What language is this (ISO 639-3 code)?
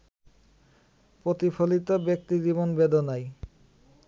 ben